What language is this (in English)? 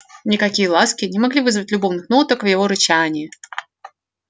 Russian